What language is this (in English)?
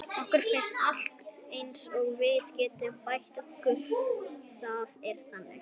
Icelandic